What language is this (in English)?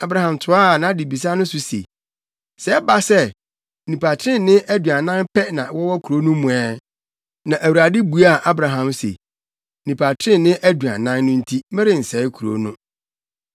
Akan